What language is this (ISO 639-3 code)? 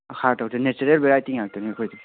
mni